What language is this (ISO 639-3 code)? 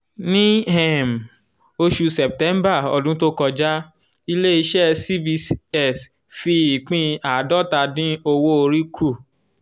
yor